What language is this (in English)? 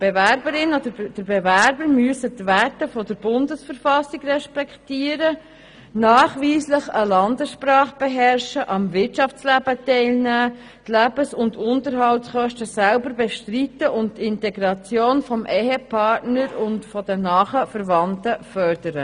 Swiss German